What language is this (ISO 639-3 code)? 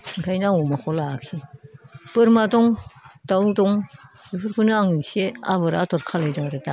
brx